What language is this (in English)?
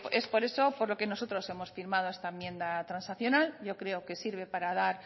Spanish